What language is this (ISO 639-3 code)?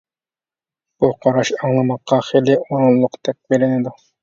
uig